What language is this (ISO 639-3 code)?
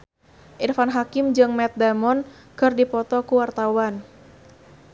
sun